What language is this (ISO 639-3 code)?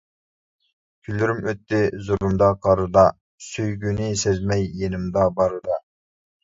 uig